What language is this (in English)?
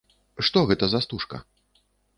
Belarusian